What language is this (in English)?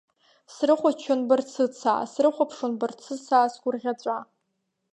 Abkhazian